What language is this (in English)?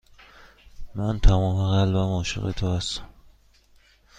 Persian